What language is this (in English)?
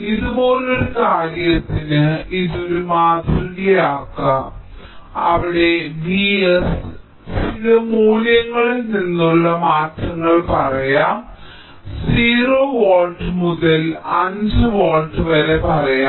Malayalam